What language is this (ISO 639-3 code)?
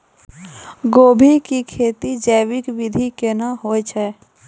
mai